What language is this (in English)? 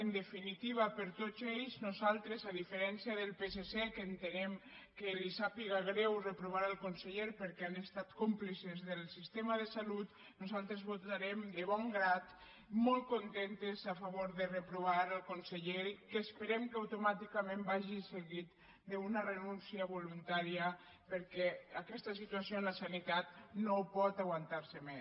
Catalan